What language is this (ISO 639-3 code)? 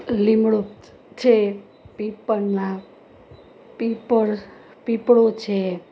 guj